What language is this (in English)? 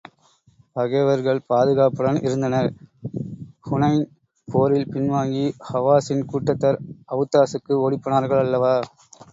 Tamil